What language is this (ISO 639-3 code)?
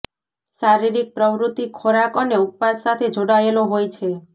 guj